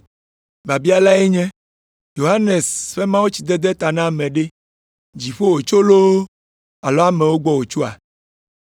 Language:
Ewe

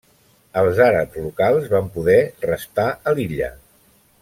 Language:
Catalan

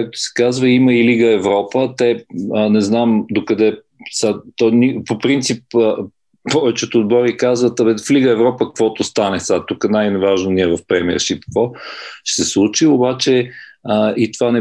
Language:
Bulgarian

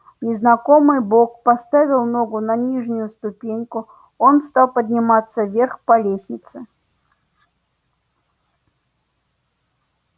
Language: Russian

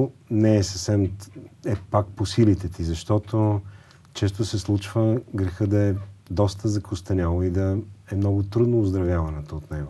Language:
Bulgarian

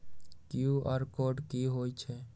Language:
Magahi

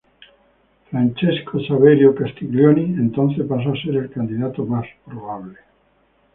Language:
Spanish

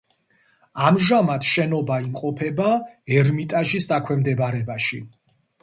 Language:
Georgian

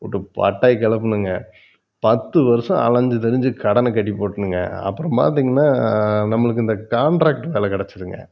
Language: Tamil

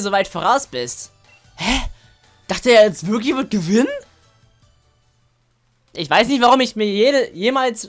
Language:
German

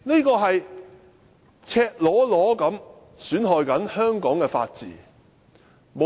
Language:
Cantonese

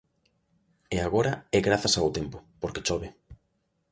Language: Galician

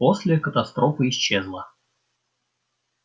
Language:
Russian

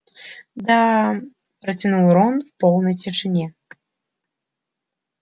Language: Russian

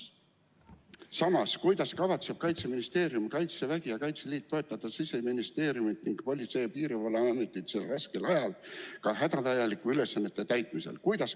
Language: Estonian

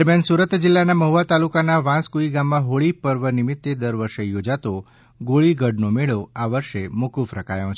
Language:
Gujarati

